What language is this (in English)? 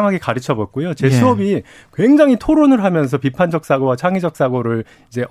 Korean